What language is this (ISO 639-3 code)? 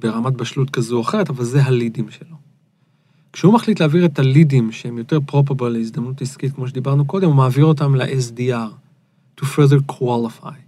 heb